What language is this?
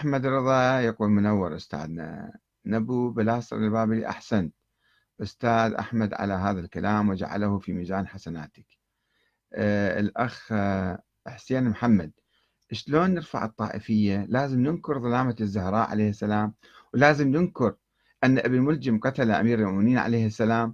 Arabic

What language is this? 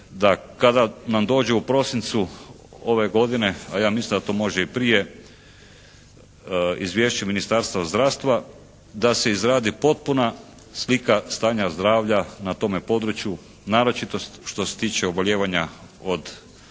Croatian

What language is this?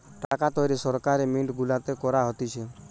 Bangla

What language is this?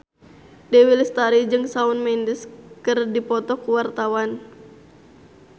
Sundanese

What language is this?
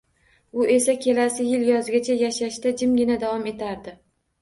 Uzbek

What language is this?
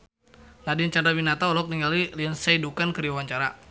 Sundanese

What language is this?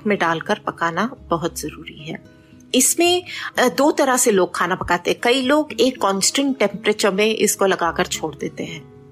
Hindi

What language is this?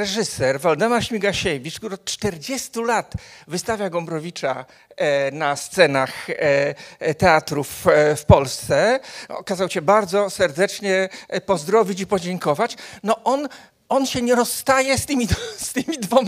Polish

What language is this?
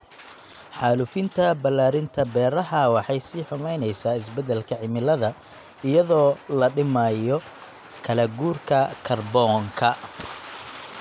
Somali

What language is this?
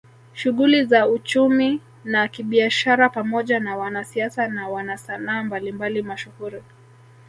Swahili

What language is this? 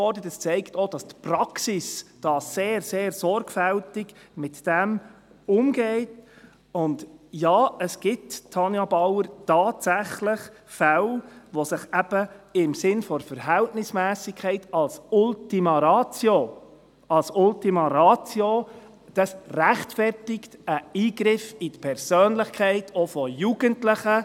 Swiss German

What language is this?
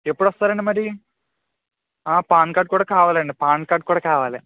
Telugu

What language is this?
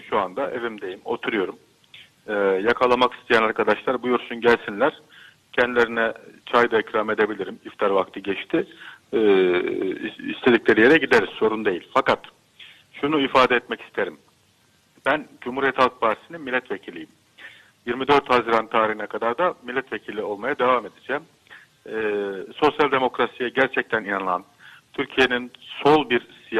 Turkish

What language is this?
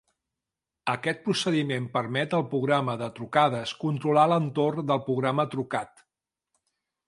Catalan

